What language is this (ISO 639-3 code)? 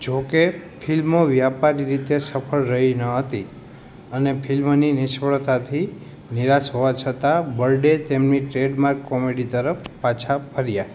guj